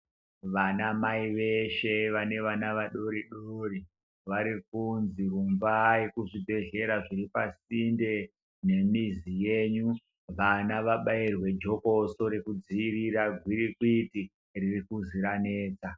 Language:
Ndau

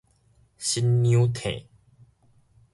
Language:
Min Nan Chinese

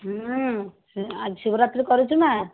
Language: Odia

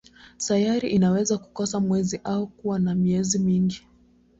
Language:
Swahili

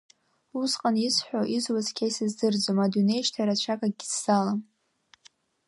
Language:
Abkhazian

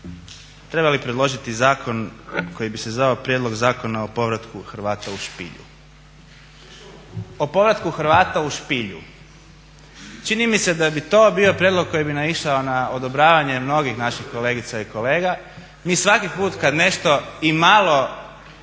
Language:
Croatian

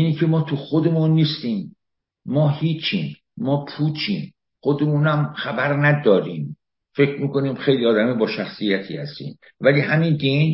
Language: Persian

